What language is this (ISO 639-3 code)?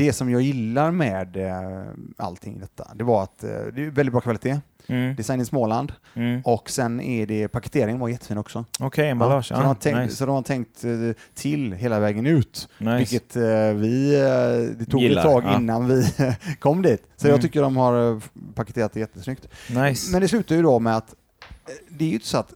swe